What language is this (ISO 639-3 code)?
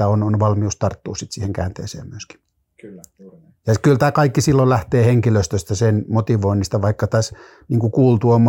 fin